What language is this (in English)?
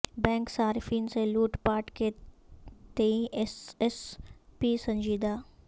Urdu